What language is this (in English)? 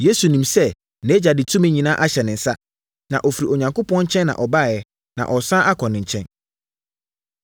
Akan